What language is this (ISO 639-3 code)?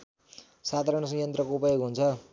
nep